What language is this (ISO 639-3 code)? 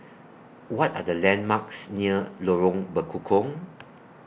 eng